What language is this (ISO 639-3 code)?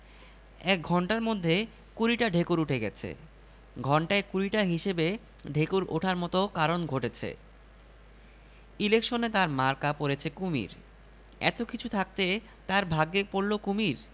ben